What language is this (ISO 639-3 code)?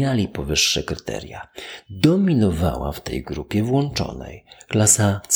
pol